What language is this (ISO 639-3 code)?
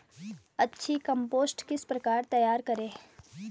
hin